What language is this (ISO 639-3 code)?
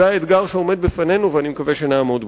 heb